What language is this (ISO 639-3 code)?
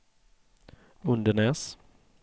swe